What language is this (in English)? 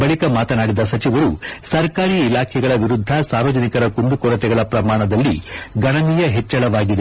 Kannada